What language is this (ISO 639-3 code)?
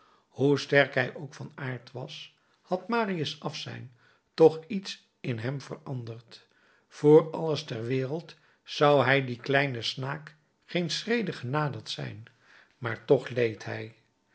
nld